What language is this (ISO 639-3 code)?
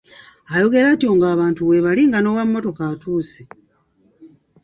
lug